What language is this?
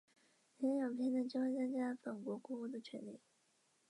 Chinese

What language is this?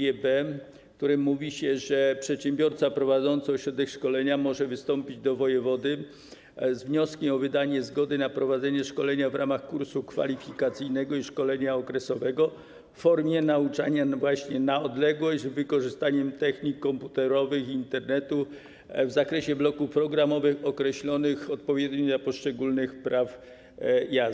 Polish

